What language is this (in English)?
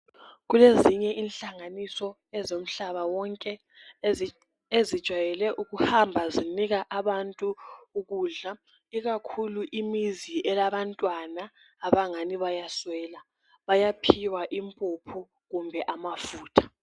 North Ndebele